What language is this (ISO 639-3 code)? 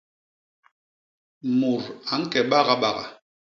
bas